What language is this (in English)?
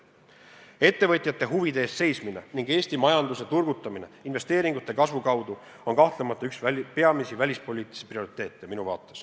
Estonian